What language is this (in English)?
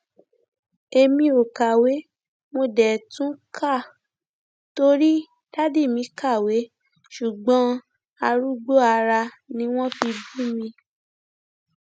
Yoruba